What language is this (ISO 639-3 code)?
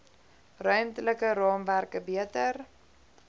afr